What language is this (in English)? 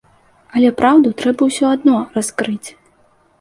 Belarusian